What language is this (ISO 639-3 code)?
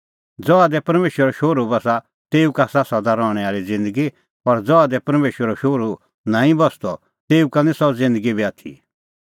kfx